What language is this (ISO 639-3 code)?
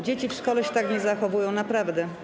pol